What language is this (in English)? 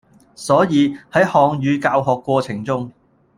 Cantonese